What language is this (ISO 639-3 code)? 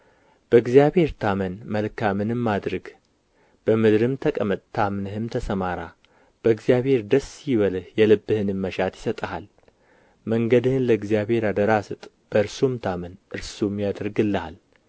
amh